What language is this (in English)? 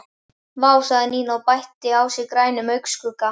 Icelandic